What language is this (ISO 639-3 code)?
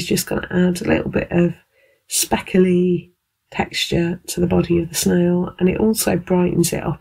eng